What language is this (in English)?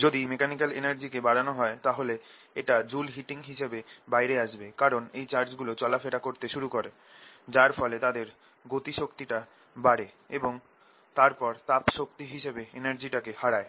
Bangla